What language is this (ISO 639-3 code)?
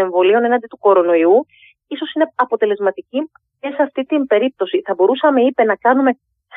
ell